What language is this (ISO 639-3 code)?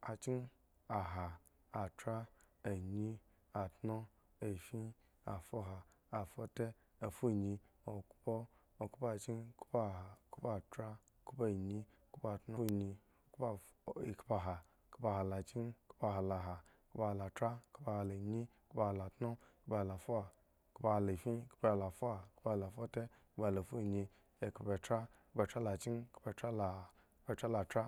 ego